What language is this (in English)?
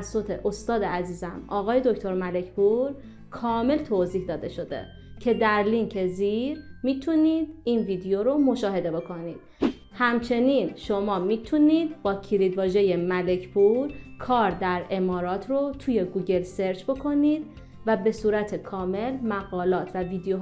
Persian